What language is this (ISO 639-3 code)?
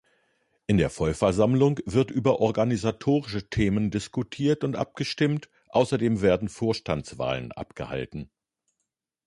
deu